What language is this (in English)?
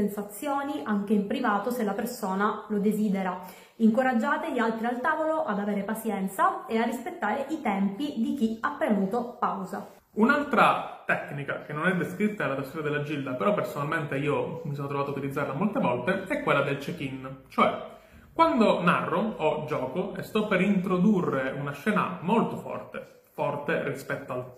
Italian